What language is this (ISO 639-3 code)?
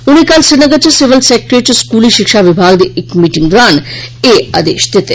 doi